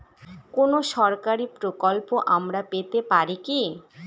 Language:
Bangla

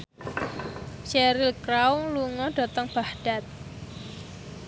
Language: Javanese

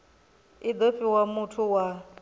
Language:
Venda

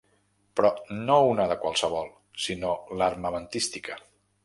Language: Catalan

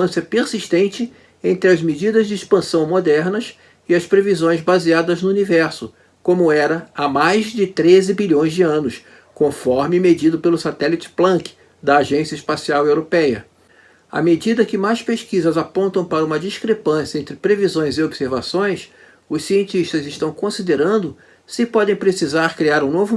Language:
Portuguese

